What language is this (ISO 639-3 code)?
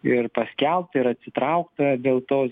lit